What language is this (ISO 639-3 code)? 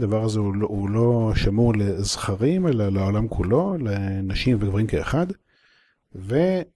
heb